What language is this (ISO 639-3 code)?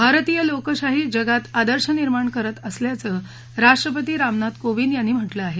mar